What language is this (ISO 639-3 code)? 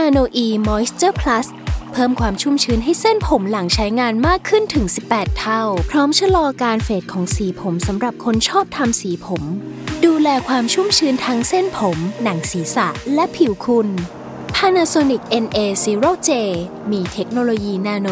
tha